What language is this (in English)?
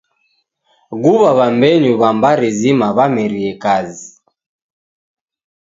Taita